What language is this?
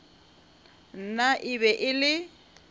Northern Sotho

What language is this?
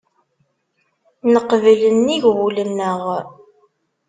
Kabyle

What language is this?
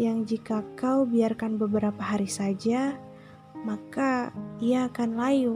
Indonesian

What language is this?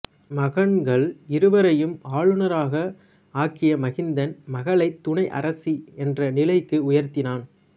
Tamil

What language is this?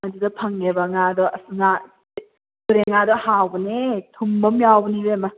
Manipuri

